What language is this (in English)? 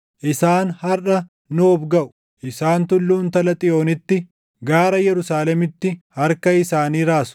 Oromo